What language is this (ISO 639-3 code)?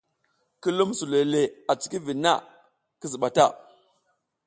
giz